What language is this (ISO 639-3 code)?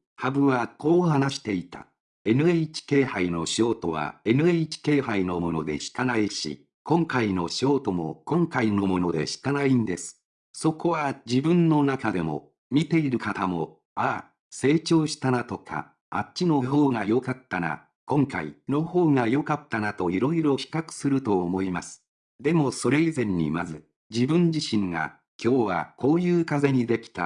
jpn